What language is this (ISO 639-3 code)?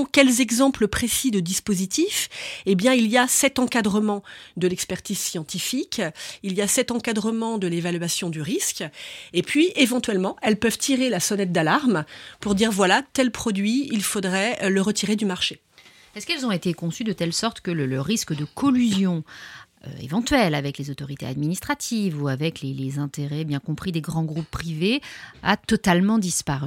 fra